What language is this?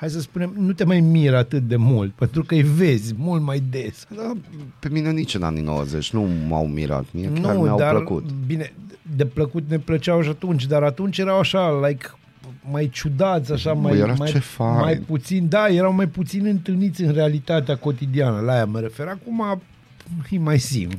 Romanian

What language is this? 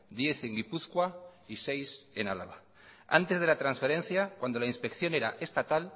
Spanish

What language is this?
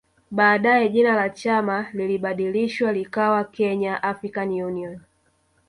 Swahili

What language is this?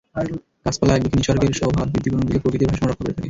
Bangla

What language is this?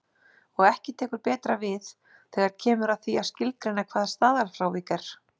Icelandic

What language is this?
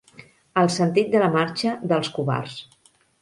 Catalan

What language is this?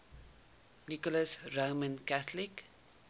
Afrikaans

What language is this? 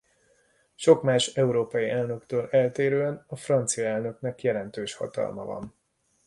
Hungarian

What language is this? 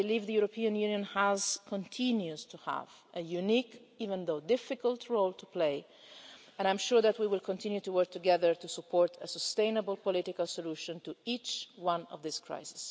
English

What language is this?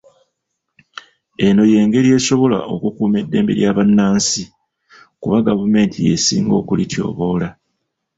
Ganda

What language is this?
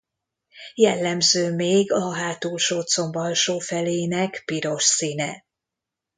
Hungarian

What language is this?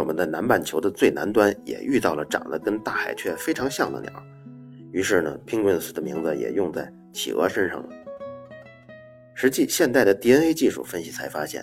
Chinese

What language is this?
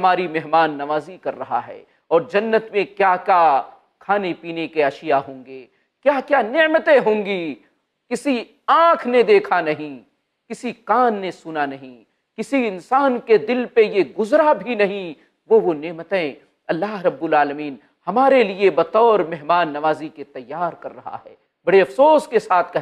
Hindi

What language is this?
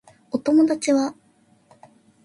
Japanese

